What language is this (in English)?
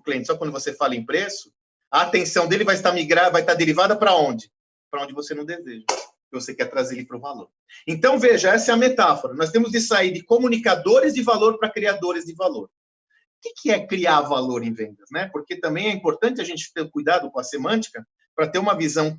Portuguese